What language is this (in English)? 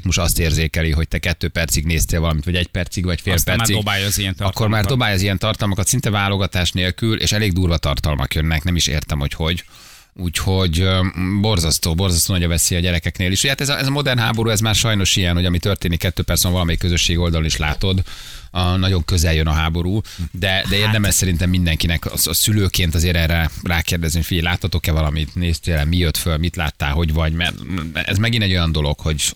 Hungarian